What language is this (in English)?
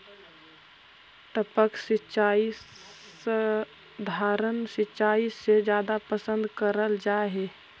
Magahi